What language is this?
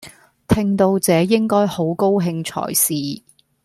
Cantonese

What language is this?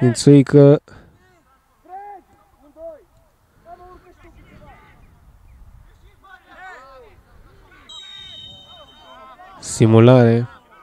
Romanian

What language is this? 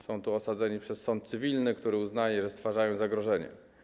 Polish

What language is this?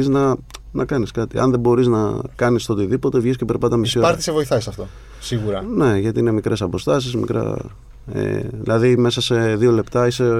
Greek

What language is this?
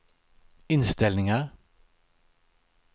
Swedish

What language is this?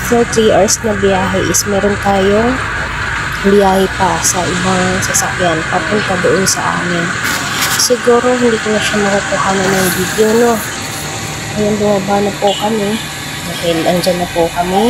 Filipino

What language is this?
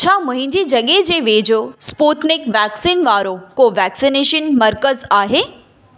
Sindhi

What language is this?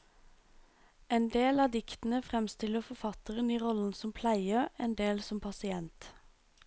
Norwegian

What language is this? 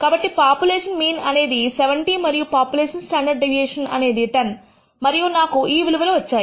Telugu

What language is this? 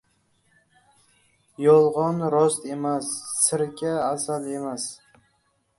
Uzbek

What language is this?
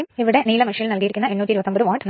Malayalam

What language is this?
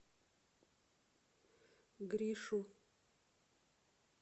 Russian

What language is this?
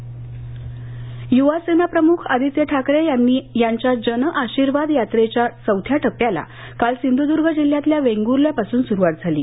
Marathi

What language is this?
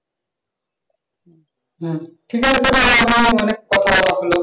Bangla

